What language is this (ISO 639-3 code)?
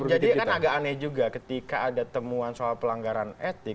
ind